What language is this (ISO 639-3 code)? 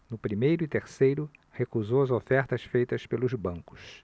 por